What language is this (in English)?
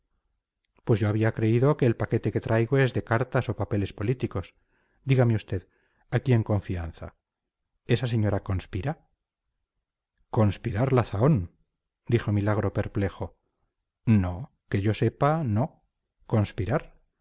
Spanish